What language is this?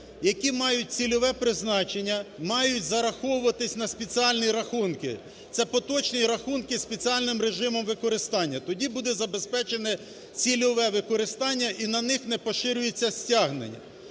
Ukrainian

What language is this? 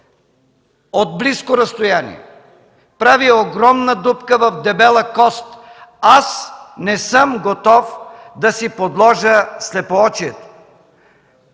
Bulgarian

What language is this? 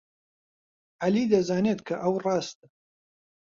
Central Kurdish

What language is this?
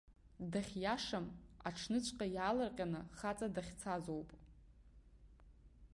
Abkhazian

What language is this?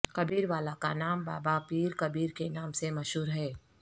Urdu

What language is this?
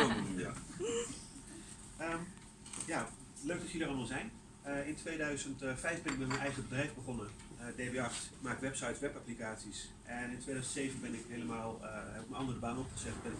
Dutch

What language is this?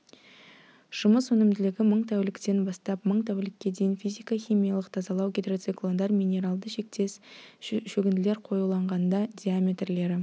Kazakh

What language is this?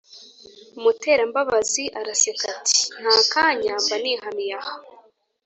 Kinyarwanda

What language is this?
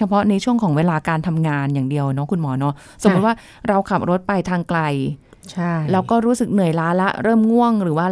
Thai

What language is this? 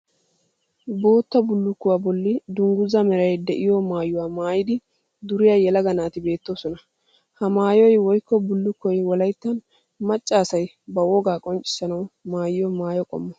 Wolaytta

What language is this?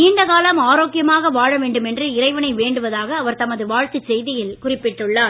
Tamil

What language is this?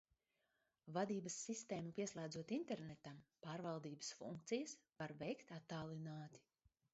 Latvian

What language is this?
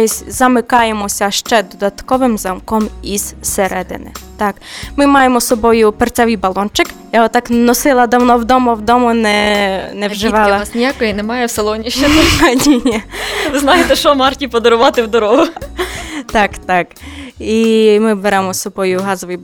Ukrainian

